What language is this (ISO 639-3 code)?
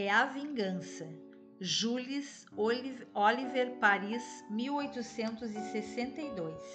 por